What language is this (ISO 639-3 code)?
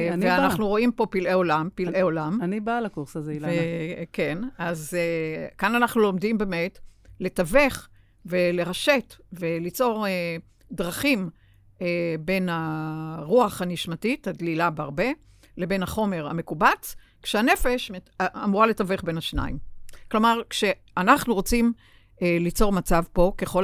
heb